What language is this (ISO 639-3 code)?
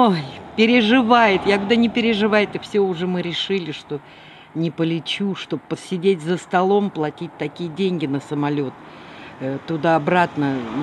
rus